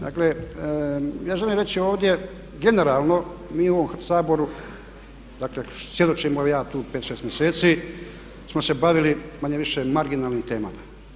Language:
Croatian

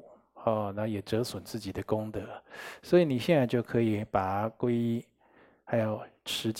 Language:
Chinese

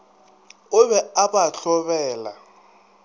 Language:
Northern Sotho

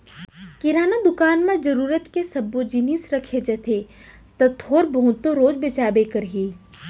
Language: Chhattisgarhi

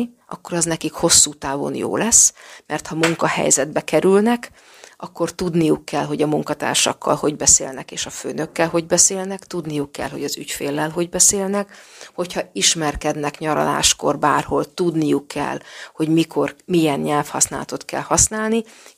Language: Hungarian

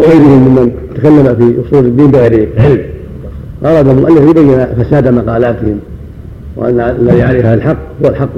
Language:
Arabic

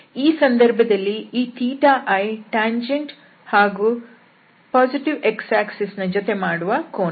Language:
Kannada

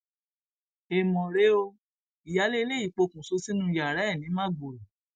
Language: Yoruba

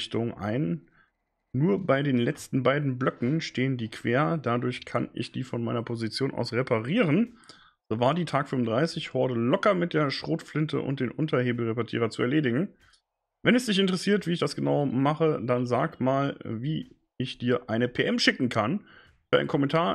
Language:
German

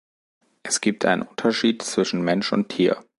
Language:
German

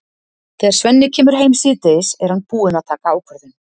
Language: Icelandic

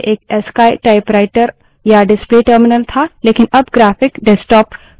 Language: Hindi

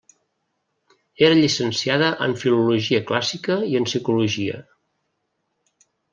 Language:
Catalan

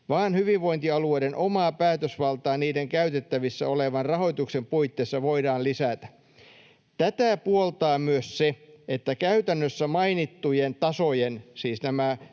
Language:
Finnish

